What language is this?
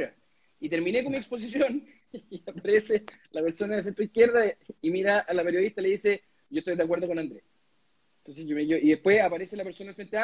Spanish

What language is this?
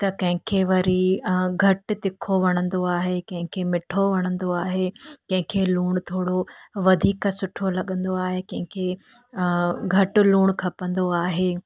Sindhi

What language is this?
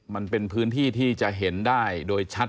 Thai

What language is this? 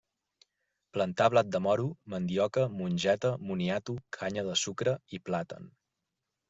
Catalan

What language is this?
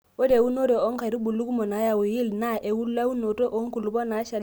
Masai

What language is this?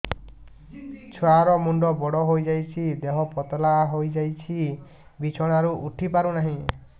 Odia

